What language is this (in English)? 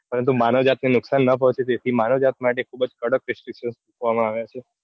Gujarati